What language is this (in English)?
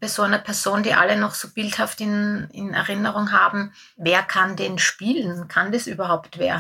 German